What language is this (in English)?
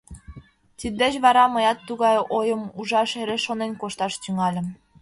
Mari